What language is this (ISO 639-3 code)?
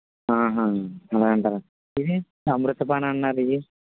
tel